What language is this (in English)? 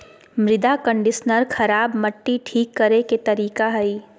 Magahi